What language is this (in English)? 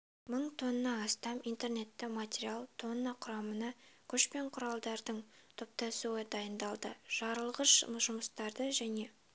Kazakh